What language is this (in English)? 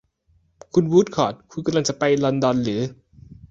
Thai